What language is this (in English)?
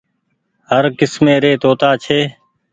Goaria